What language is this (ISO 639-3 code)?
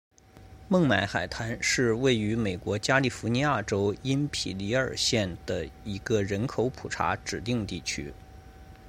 zho